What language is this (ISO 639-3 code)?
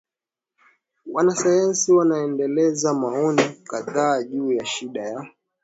swa